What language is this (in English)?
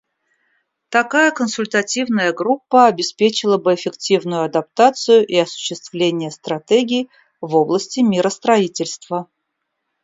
Russian